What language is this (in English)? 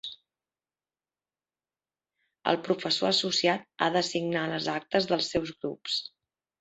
Catalan